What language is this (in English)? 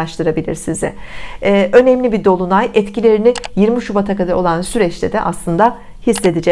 Turkish